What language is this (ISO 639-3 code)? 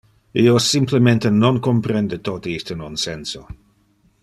ina